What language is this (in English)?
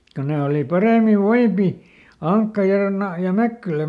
Finnish